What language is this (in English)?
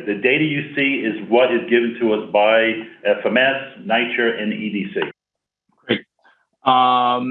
English